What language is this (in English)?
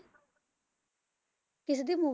Punjabi